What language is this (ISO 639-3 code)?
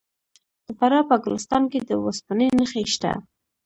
pus